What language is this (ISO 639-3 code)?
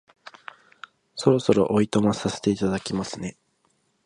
jpn